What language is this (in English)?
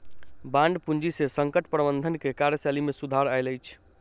Maithili